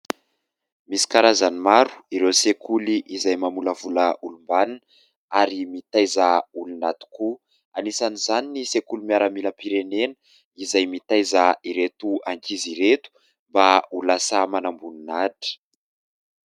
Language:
Malagasy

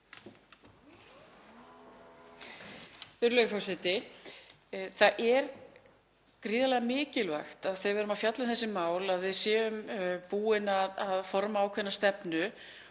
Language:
Icelandic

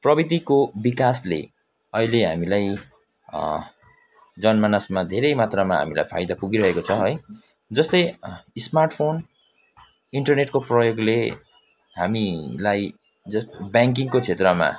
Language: Nepali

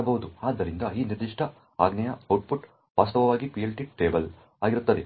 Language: Kannada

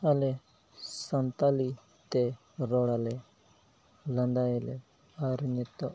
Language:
Santali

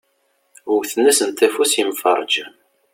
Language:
Kabyle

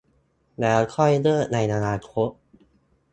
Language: Thai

